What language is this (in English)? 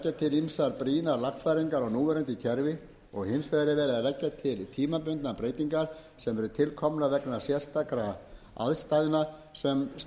Icelandic